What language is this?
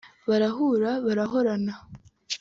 Kinyarwanda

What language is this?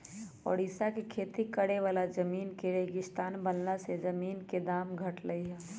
Magahi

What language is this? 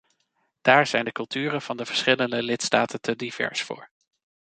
Dutch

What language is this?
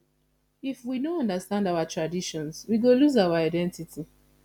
Nigerian Pidgin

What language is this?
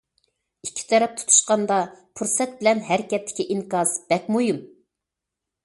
Uyghur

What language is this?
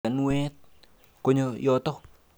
Kalenjin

